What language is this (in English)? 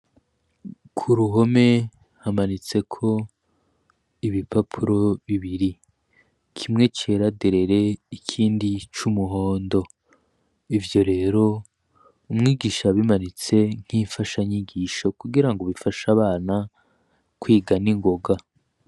Rundi